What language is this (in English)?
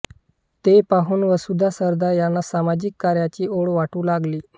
Marathi